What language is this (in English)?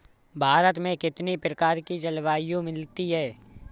Hindi